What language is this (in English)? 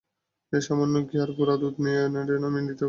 Bangla